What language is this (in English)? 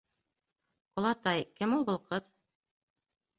Bashkir